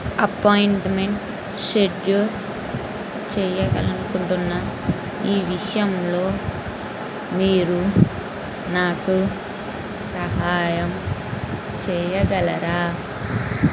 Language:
Telugu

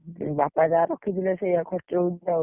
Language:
Odia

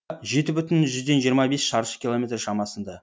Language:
Kazakh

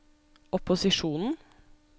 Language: Norwegian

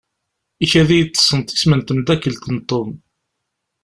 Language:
Kabyle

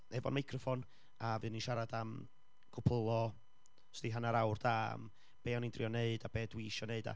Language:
Welsh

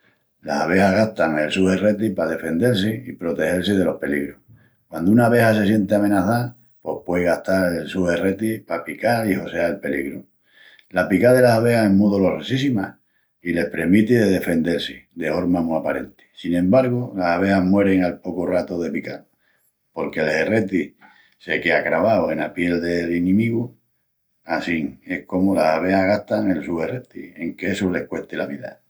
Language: Extremaduran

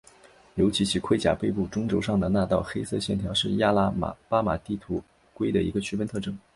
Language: Chinese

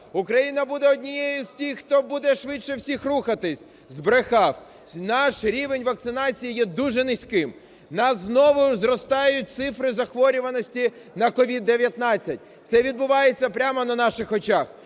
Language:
Ukrainian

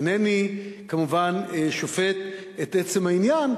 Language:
Hebrew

